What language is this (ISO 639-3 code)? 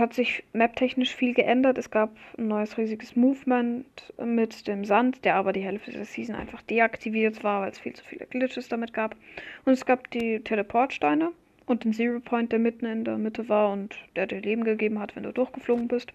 deu